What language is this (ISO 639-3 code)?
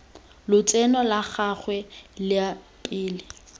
tsn